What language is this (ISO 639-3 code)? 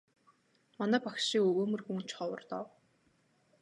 mon